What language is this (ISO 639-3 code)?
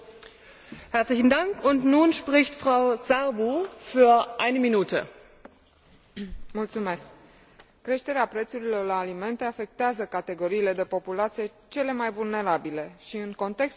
ron